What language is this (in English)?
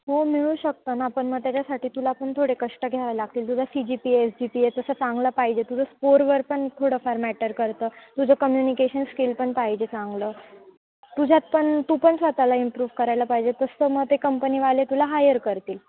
Marathi